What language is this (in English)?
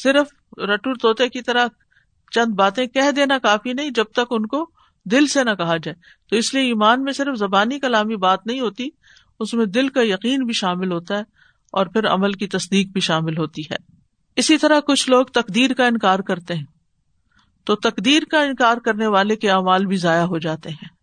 Urdu